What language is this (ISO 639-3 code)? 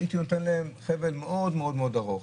heb